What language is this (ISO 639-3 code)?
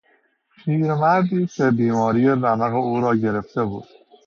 fas